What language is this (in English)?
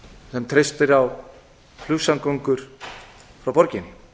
Icelandic